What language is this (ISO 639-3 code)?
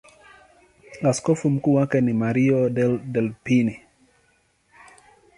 swa